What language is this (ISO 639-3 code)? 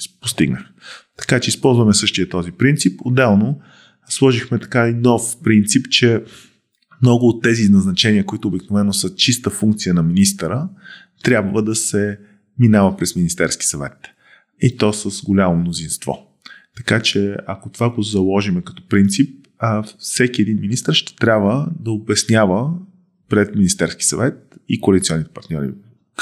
bul